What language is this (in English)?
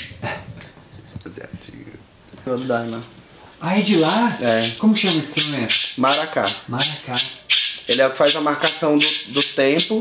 Portuguese